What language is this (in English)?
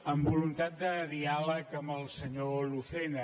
Catalan